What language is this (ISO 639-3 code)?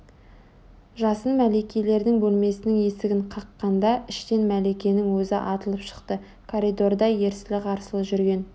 kaz